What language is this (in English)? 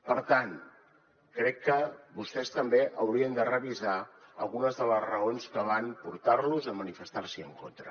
Catalan